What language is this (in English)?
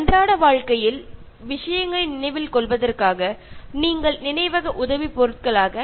Malayalam